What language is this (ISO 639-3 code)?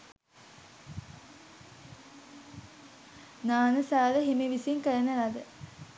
sin